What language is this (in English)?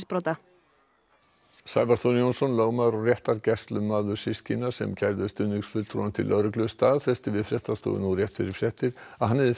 Icelandic